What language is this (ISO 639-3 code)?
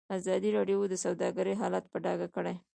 pus